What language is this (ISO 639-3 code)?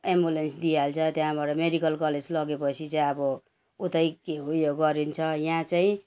nep